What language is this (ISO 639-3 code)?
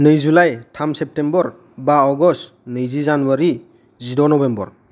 brx